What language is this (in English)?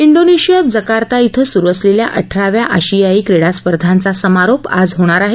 Marathi